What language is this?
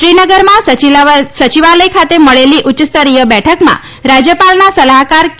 Gujarati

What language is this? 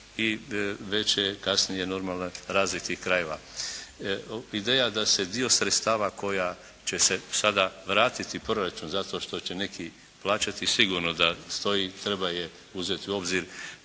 Croatian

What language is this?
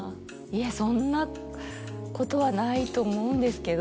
Japanese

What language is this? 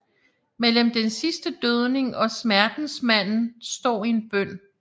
Danish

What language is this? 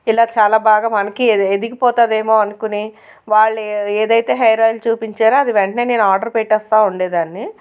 Telugu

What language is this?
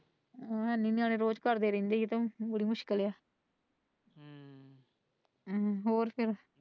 Punjabi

